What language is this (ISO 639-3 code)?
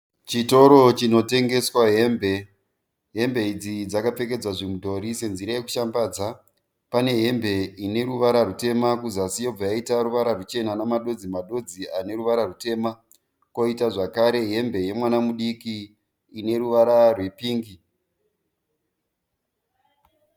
sna